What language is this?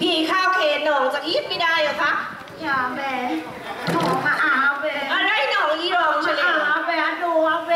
Thai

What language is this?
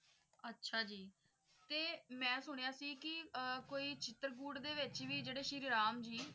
Punjabi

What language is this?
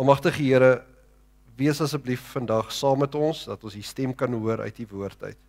Dutch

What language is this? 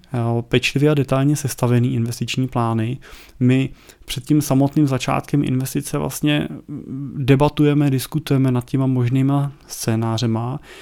Czech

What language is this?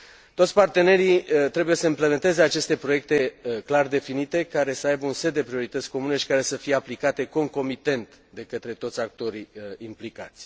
Romanian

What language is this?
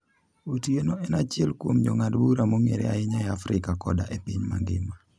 Luo (Kenya and Tanzania)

